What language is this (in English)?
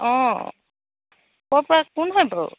Assamese